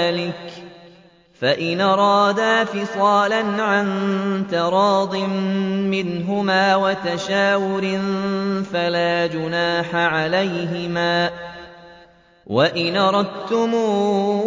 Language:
Arabic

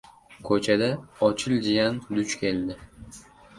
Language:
Uzbek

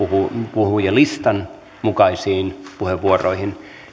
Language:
Finnish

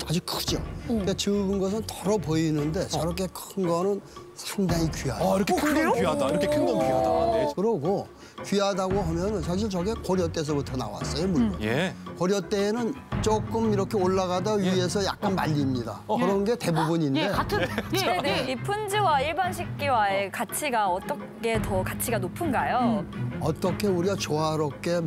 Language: Korean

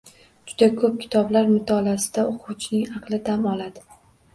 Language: Uzbek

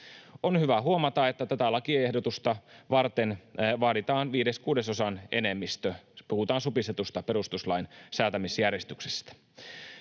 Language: Finnish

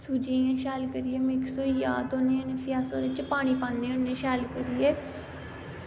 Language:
Dogri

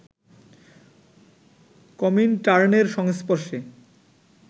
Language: Bangla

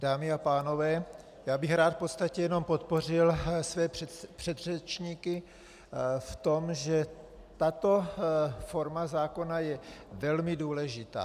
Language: Czech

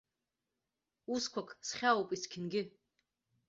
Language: Abkhazian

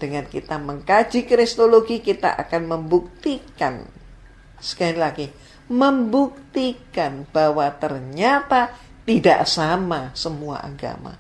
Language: Indonesian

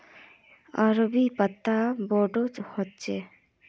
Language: Magahi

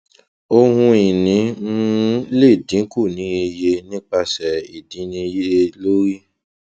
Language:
Yoruba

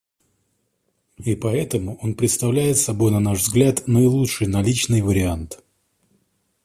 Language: Russian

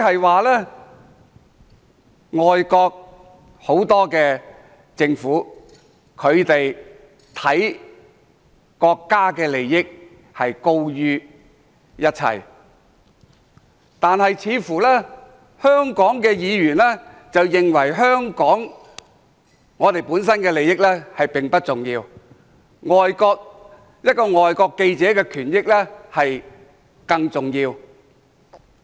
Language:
Cantonese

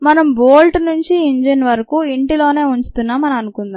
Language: Telugu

